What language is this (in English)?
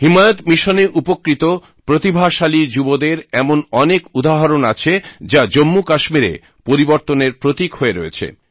Bangla